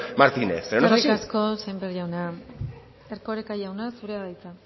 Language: Basque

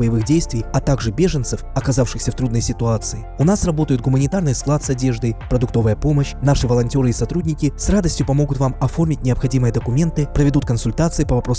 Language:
Russian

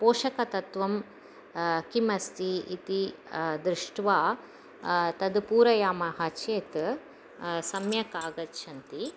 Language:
Sanskrit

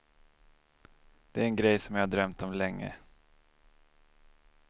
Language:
Swedish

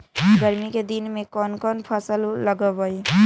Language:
Magahi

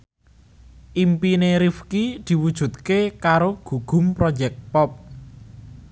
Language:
Javanese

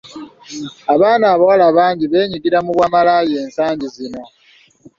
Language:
Ganda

